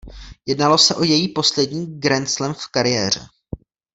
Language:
Czech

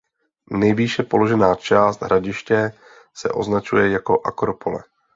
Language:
Czech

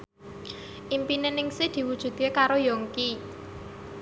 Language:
Javanese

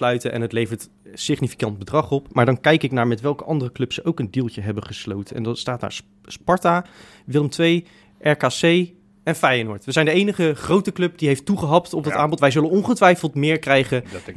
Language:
Dutch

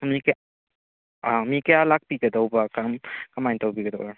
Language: Manipuri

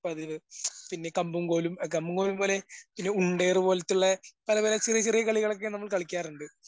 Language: Malayalam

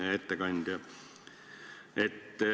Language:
Estonian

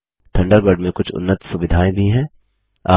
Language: Hindi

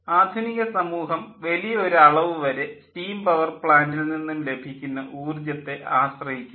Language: Malayalam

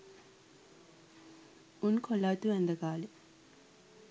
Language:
Sinhala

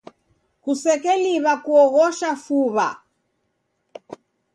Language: Taita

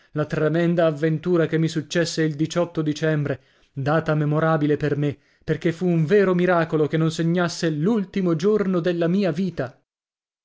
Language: Italian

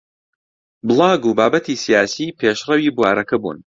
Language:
Central Kurdish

